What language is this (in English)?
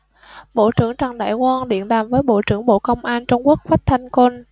Vietnamese